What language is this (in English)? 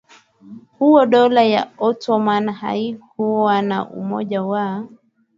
Swahili